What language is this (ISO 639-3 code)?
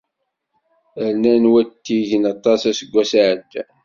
kab